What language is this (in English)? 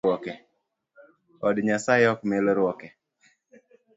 Luo (Kenya and Tanzania)